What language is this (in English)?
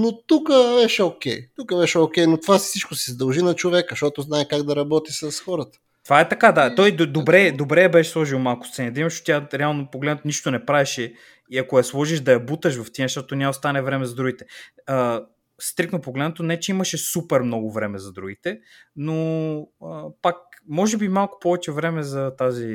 Bulgarian